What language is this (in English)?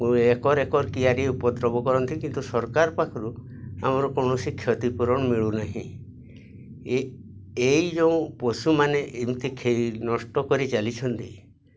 Odia